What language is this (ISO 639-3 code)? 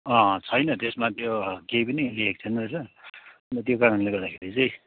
nep